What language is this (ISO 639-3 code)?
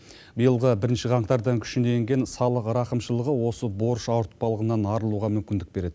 kaz